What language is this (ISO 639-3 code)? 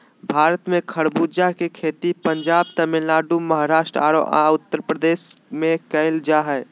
mag